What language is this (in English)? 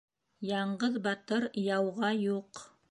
Bashkir